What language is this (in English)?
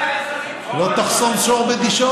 Hebrew